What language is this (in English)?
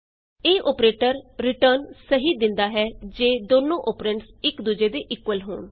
Punjabi